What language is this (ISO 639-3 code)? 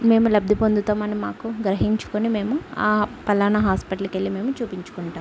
tel